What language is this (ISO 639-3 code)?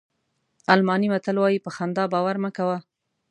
pus